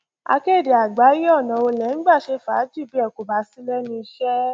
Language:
Yoruba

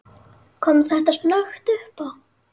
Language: Icelandic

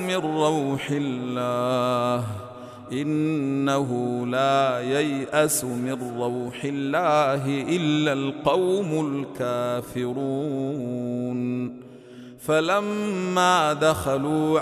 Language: Arabic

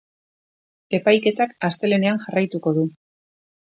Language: Basque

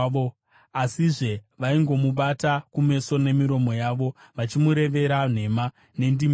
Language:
Shona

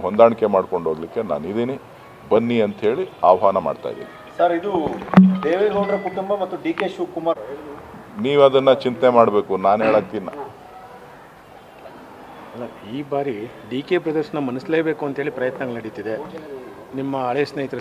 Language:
Kannada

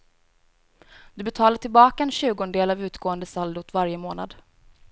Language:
Swedish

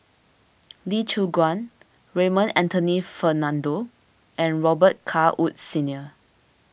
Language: English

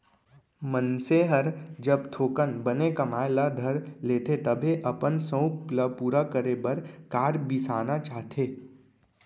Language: Chhattisgarhi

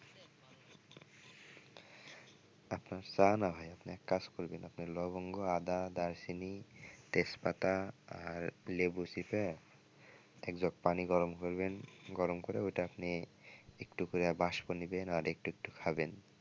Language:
Bangla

